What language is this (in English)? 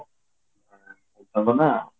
Odia